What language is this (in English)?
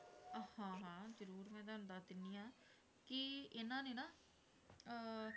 Punjabi